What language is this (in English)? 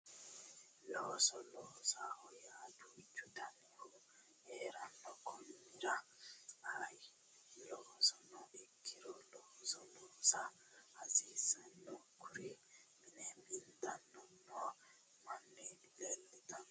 Sidamo